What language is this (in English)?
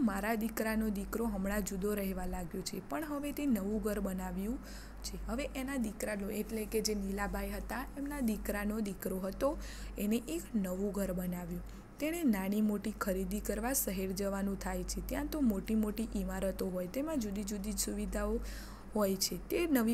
Hindi